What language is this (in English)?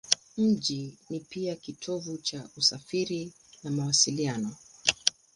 Swahili